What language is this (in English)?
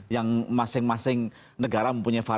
Indonesian